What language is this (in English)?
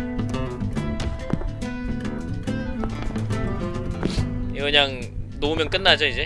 Korean